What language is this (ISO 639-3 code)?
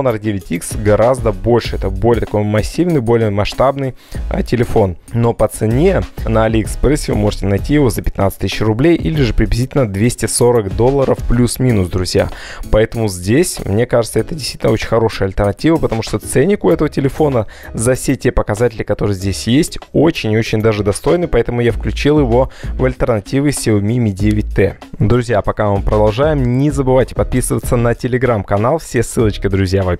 rus